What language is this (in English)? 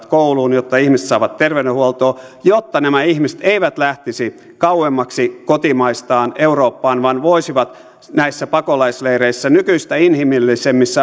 Finnish